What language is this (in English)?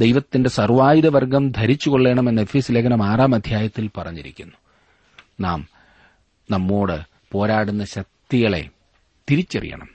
Malayalam